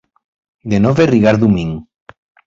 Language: Esperanto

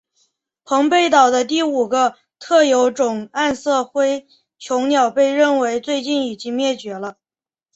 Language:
Chinese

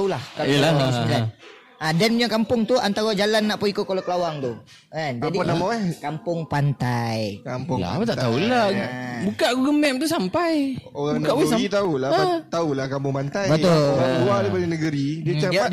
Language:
Malay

